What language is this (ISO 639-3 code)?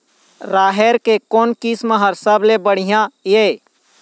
hne